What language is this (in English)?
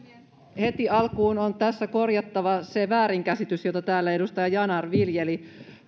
Finnish